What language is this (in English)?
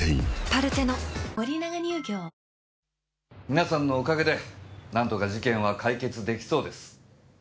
Japanese